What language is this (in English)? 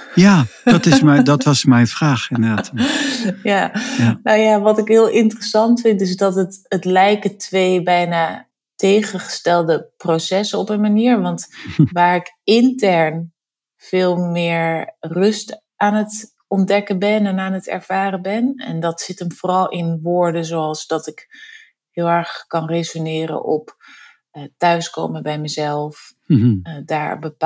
Dutch